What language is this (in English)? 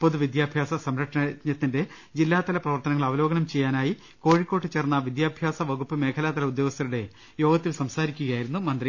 Malayalam